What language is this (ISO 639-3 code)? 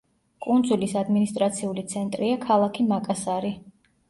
kat